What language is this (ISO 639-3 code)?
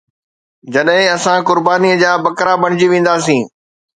snd